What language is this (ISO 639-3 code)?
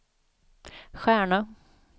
swe